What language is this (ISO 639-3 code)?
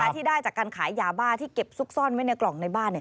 tha